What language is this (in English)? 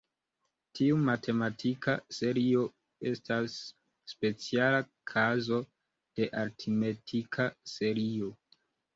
Esperanto